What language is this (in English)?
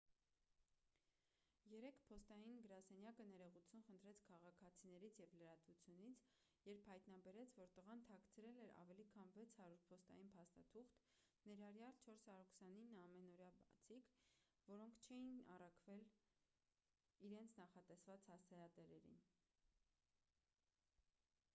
Armenian